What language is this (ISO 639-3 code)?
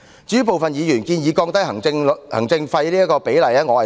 yue